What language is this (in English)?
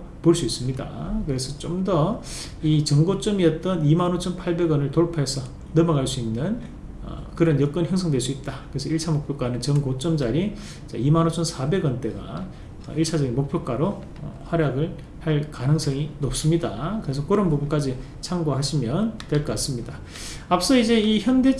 Korean